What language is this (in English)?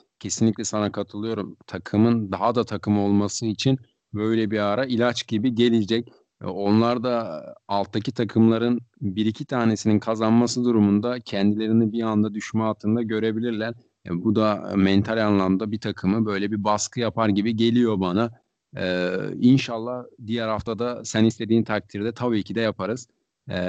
Turkish